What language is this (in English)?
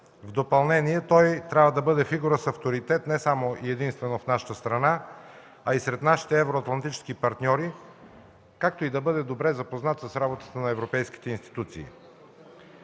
Bulgarian